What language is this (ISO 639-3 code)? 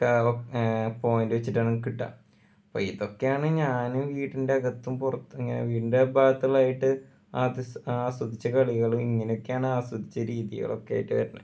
mal